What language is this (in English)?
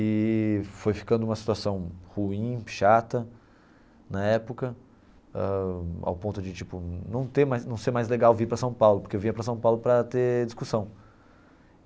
Portuguese